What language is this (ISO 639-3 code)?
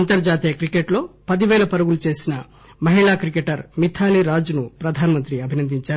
tel